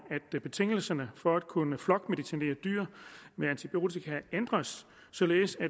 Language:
Danish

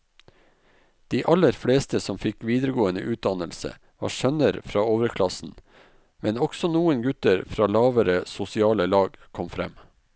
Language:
Norwegian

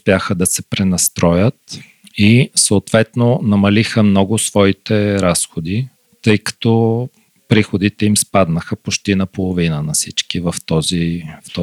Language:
Bulgarian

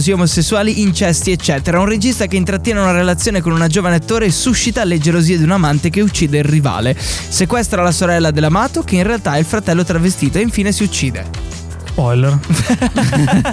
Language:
Italian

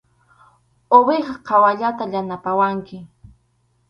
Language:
Arequipa-La Unión Quechua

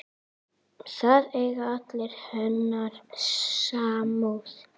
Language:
Icelandic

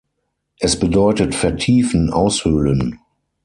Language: German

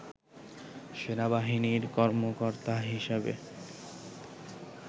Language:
Bangla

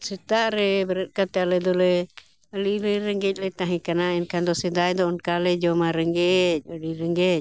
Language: Santali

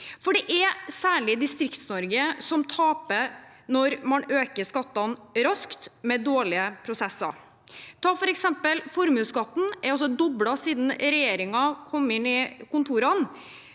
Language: Norwegian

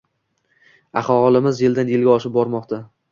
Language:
Uzbek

